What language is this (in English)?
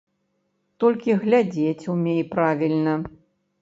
Belarusian